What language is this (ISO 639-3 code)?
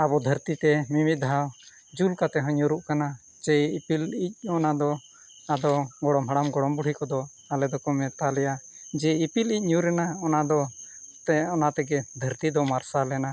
sat